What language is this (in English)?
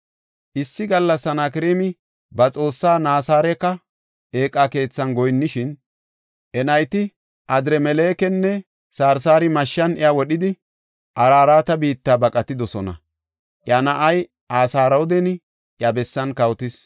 Gofa